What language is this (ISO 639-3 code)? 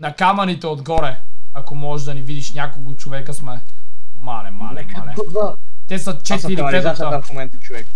bul